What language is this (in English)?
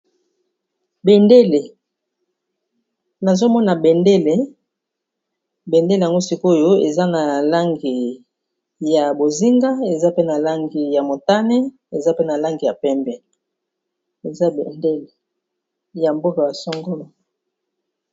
Lingala